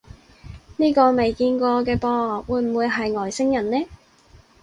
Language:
Cantonese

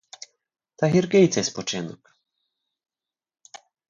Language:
Ukrainian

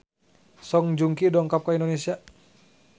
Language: Sundanese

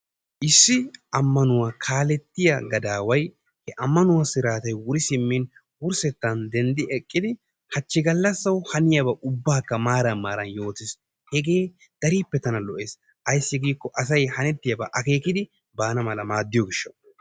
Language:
Wolaytta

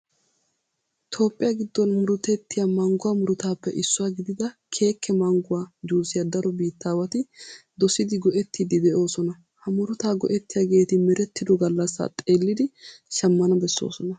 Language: Wolaytta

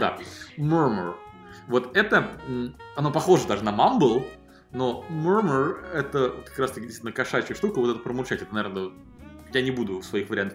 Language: Russian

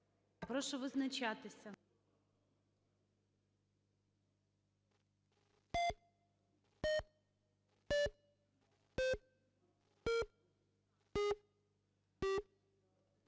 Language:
Ukrainian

